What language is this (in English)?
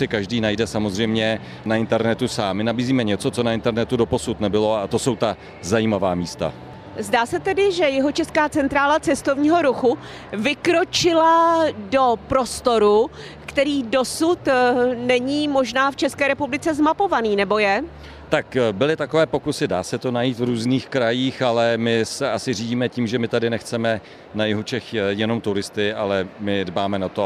Czech